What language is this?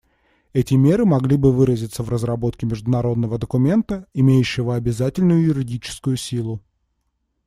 Russian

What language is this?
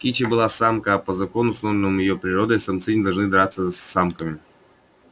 Russian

